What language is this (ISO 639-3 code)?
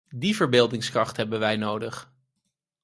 nld